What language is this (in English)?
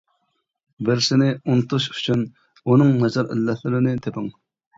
Uyghur